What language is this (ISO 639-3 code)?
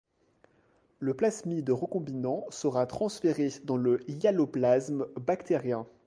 fra